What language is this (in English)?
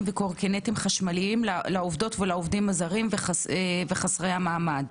Hebrew